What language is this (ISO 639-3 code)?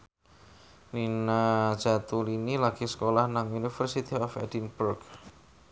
jav